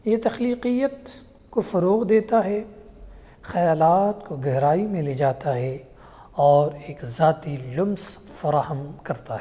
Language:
Urdu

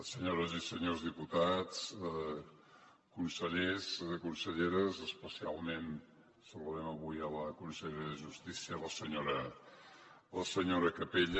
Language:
Catalan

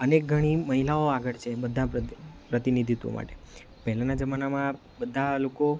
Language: Gujarati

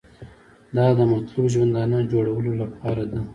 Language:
Pashto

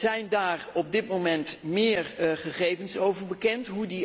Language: Dutch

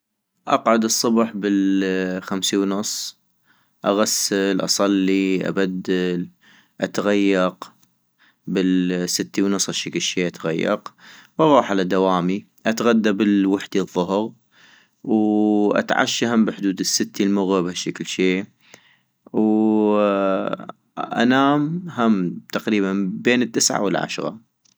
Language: North Mesopotamian Arabic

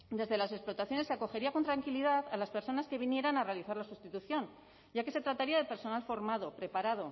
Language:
Spanish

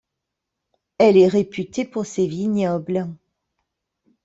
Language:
French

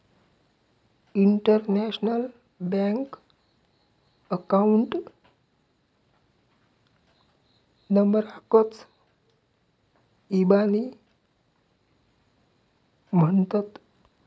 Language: Marathi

